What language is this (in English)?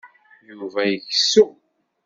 Kabyle